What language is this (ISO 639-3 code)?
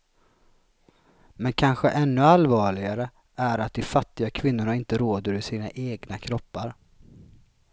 swe